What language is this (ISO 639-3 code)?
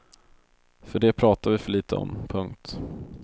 swe